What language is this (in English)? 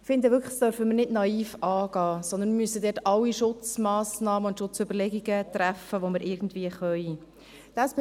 Swiss German